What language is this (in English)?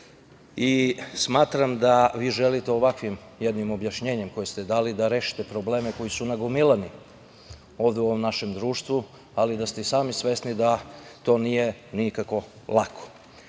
Serbian